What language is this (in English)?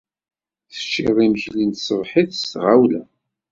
Kabyle